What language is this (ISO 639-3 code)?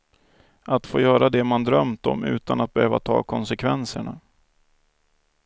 swe